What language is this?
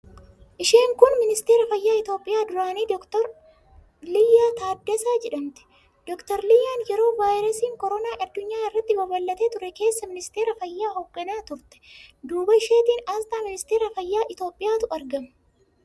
Oromo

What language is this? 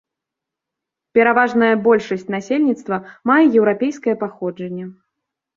Belarusian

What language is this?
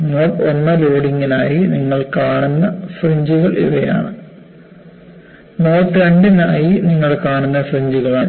Malayalam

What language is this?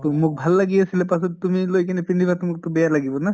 Assamese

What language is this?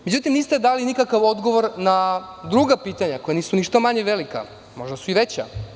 Serbian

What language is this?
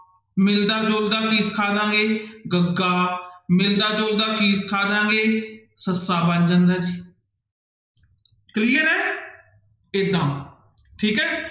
Punjabi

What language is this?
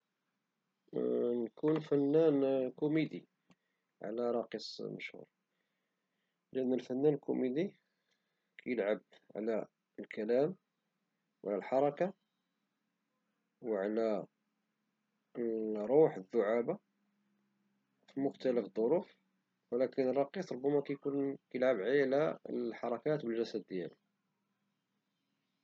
Moroccan Arabic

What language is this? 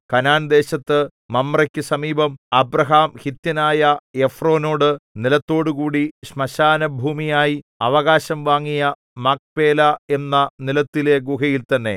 Malayalam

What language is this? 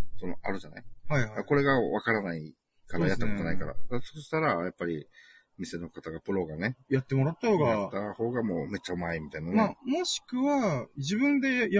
Japanese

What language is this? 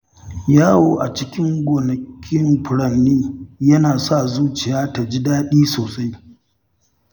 Hausa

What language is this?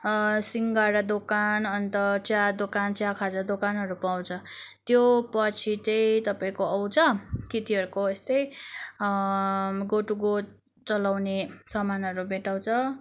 Nepali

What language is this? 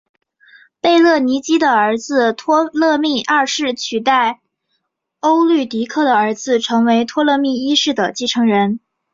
Chinese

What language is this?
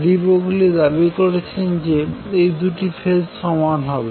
Bangla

